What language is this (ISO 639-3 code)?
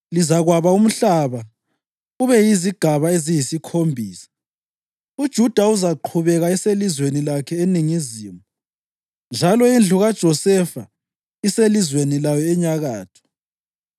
nde